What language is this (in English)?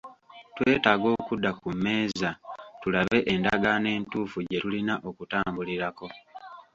Ganda